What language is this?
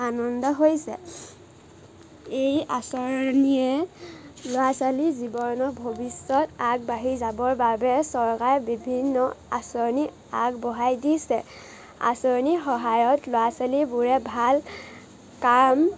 Assamese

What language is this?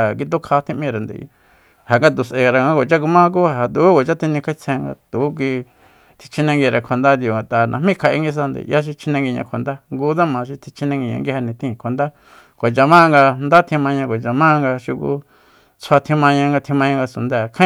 Soyaltepec Mazatec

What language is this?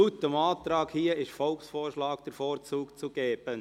Swiss German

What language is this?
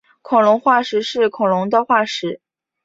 Chinese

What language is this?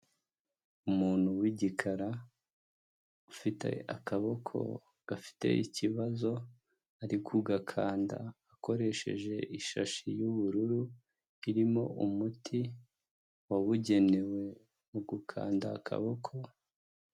Kinyarwanda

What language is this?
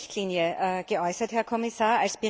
German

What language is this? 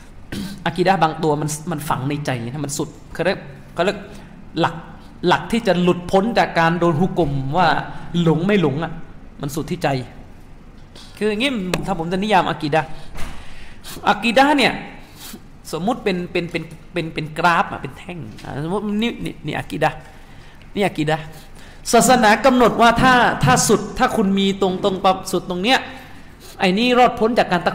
Thai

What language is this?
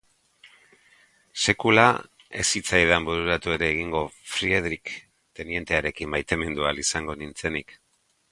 Basque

